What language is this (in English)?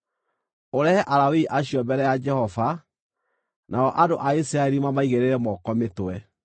Kikuyu